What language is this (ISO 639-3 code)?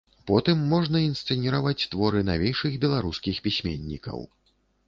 bel